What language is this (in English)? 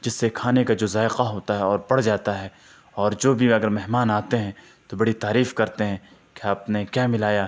Urdu